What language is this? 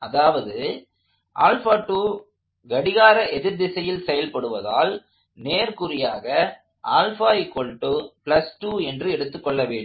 Tamil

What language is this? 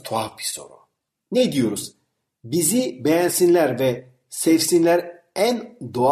Turkish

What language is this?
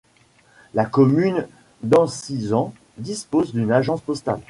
French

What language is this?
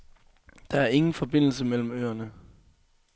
Danish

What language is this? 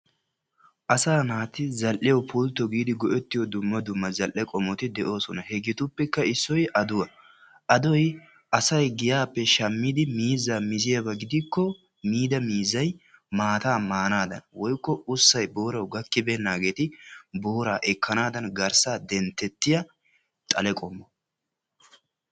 Wolaytta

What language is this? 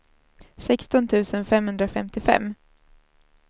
Swedish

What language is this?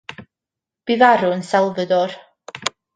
Welsh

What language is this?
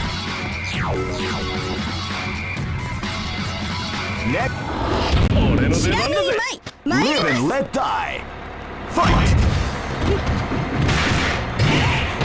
English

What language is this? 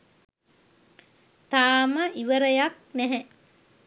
Sinhala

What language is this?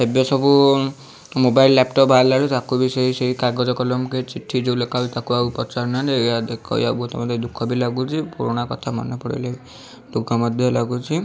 Odia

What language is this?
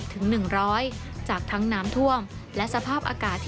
Thai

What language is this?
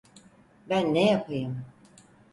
Turkish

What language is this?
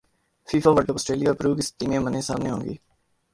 Urdu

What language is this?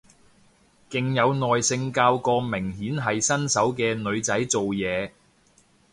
Cantonese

